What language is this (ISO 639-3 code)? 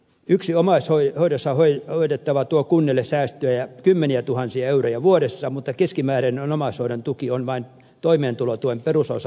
fin